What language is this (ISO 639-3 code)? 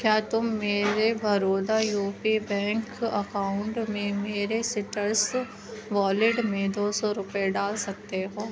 urd